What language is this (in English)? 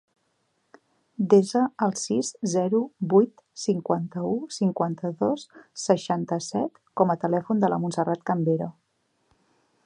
Catalan